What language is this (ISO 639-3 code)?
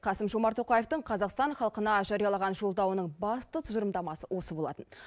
kaz